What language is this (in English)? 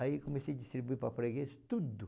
Portuguese